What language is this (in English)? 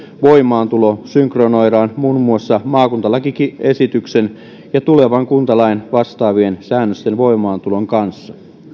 Finnish